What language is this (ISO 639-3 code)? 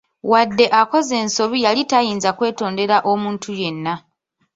lug